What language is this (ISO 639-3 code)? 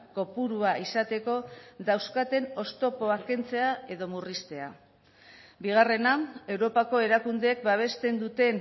eus